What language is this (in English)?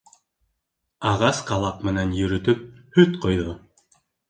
Bashkir